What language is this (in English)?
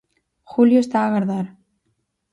Galician